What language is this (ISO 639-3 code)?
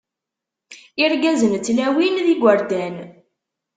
kab